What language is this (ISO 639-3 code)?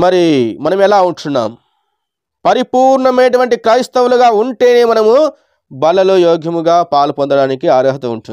hin